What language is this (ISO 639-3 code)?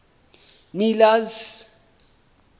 sot